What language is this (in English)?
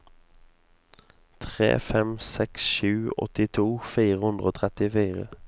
Norwegian